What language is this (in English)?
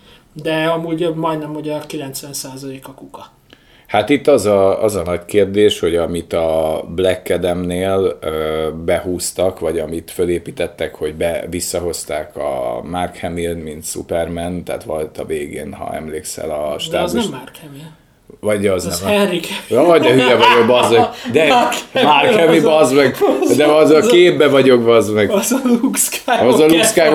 Hungarian